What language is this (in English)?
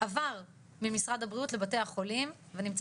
Hebrew